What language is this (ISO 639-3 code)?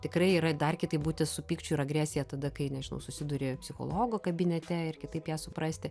lit